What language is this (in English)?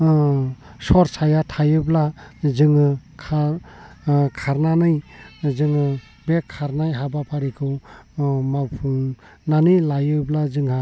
Bodo